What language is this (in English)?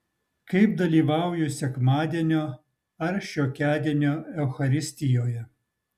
Lithuanian